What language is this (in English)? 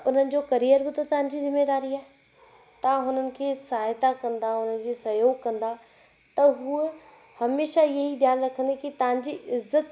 Sindhi